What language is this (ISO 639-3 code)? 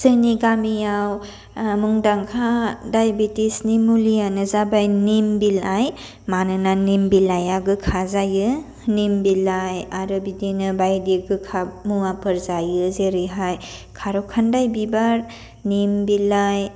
brx